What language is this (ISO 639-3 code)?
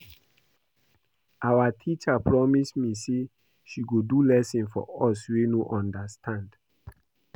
pcm